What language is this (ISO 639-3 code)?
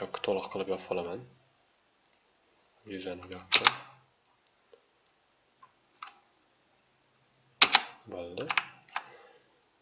tur